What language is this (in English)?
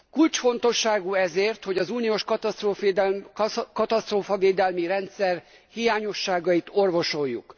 Hungarian